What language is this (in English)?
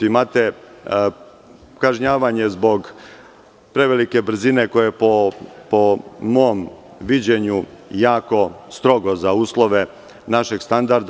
Serbian